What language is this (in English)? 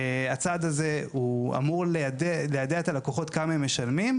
Hebrew